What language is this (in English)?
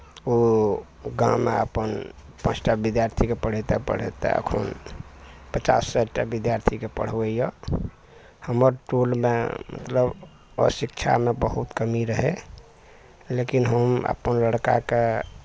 Maithili